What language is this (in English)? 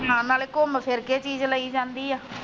Punjabi